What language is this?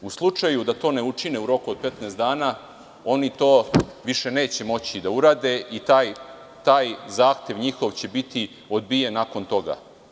Serbian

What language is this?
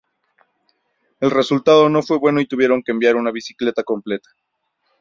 Spanish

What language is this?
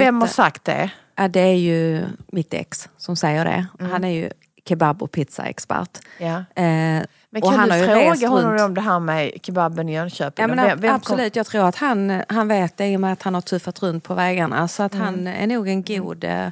Swedish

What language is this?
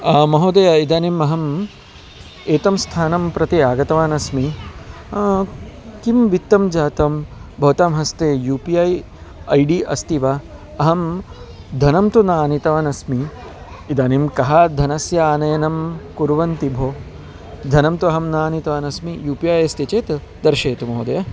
Sanskrit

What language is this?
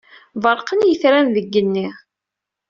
Kabyle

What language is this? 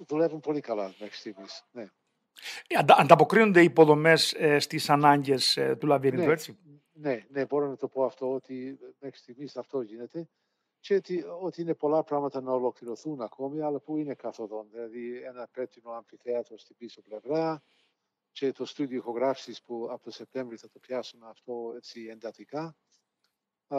Greek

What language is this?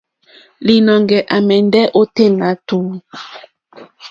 Mokpwe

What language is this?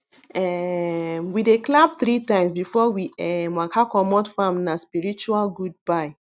Nigerian Pidgin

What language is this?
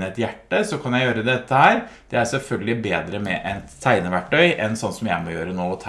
Norwegian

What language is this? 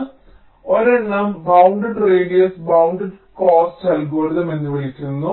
Malayalam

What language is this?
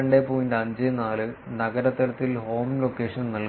Malayalam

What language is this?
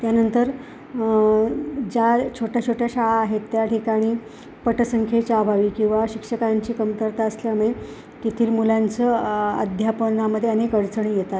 Marathi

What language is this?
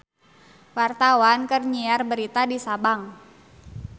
Sundanese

